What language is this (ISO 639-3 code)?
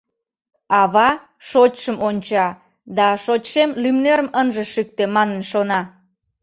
chm